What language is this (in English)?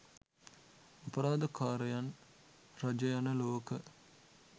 Sinhala